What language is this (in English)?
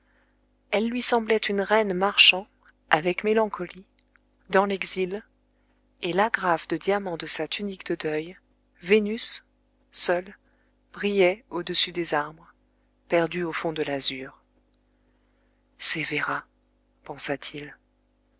French